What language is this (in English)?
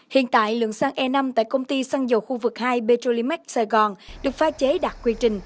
Vietnamese